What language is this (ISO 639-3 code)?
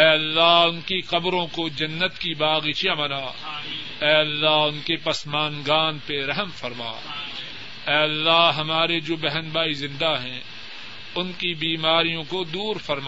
urd